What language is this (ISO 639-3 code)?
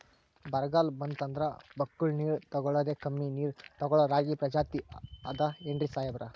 kan